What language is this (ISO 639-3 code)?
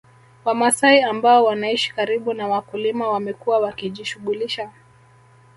swa